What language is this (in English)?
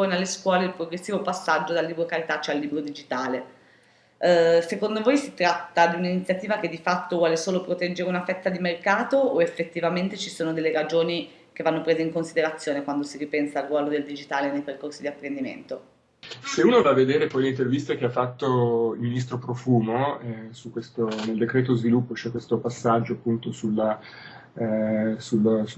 Italian